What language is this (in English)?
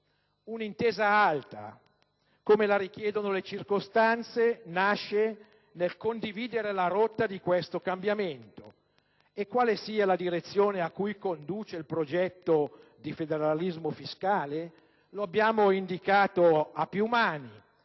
Italian